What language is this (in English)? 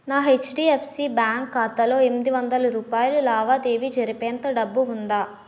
Telugu